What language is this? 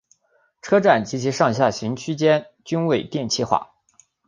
Chinese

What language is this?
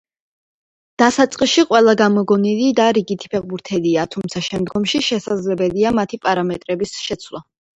Georgian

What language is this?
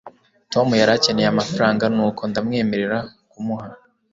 Kinyarwanda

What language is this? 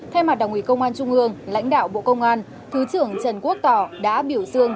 Vietnamese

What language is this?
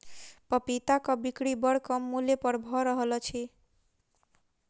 Maithili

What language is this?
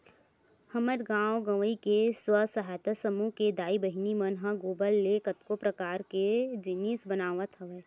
Chhattisgarhi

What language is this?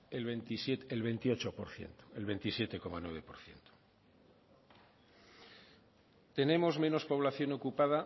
Spanish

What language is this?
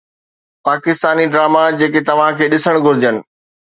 Sindhi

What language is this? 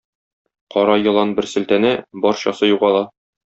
Tatar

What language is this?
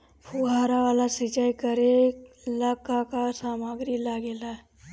Bhojpuri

